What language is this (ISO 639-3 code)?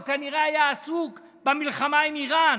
heb